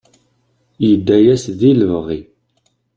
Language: Kabyle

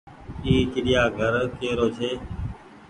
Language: Goaria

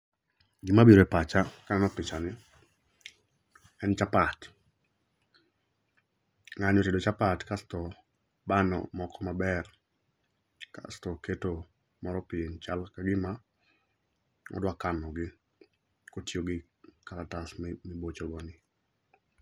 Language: Luo (Kenya and Tanzania)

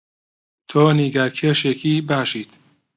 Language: Central Kurdish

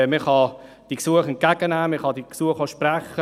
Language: Swiss German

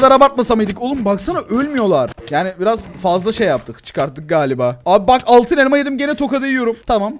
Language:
Turkish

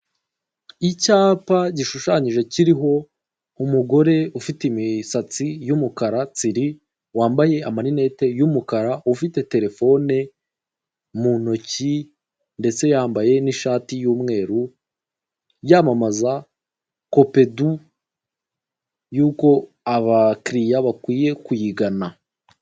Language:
Kinyarwanda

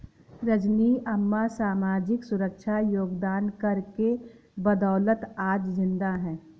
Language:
Hindi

